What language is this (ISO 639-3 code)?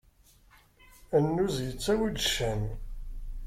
kab